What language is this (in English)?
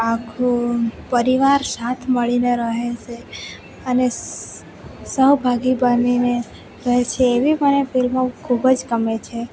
Gujarati